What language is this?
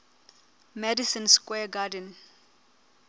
Southern Sotho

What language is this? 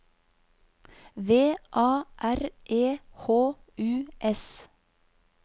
Norwegian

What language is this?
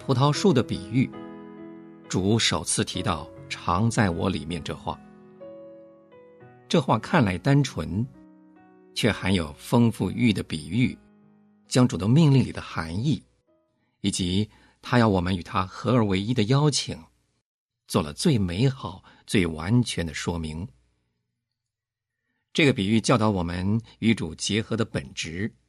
Chinese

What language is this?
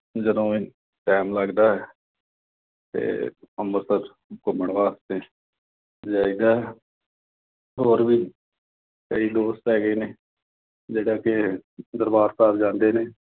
Punjabi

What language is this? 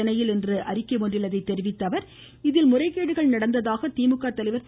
Tamil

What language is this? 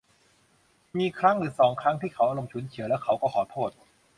Thai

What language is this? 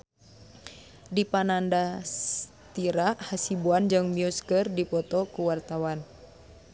Sundanese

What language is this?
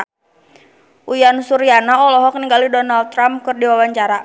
Sundanese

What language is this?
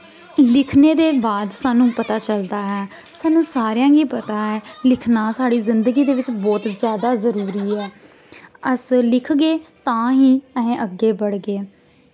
Dogri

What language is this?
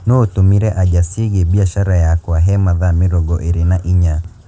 Kikuyu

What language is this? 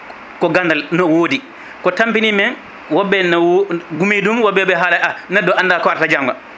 Fula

